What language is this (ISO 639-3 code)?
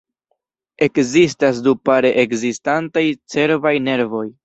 epo